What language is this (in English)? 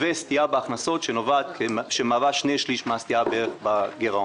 Hebrew